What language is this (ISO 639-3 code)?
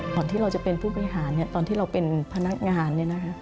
tha